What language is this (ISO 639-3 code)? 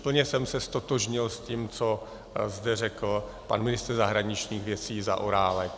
ces